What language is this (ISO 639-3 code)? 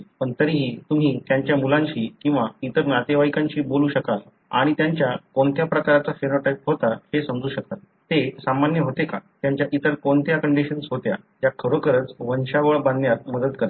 mar